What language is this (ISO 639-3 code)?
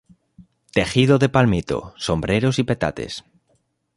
spa